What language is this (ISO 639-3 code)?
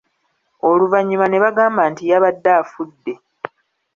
lug